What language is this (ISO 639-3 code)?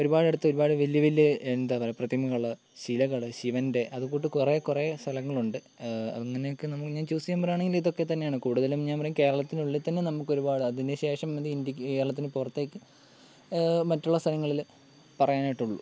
mal